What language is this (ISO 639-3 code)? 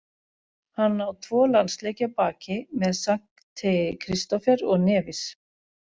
isl